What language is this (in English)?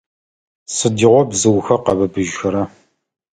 Adyghe